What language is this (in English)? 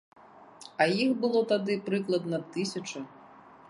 Belarusian